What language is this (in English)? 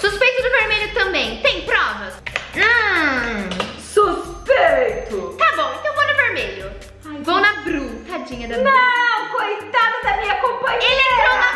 Portuguese